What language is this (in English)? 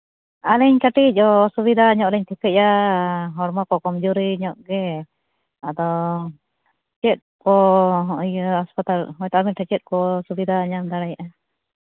Santali